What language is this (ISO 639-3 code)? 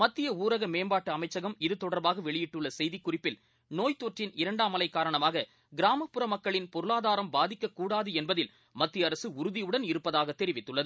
tam